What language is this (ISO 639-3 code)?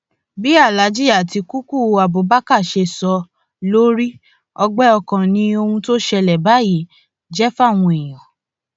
yor